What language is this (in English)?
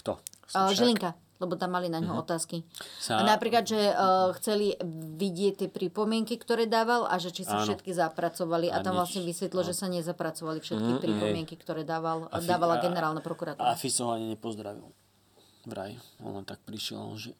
Slovak